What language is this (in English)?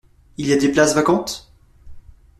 French